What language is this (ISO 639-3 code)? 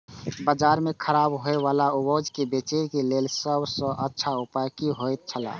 mai